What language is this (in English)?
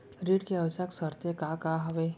Chhattisgarhi